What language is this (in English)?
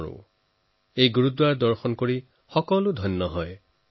Assamese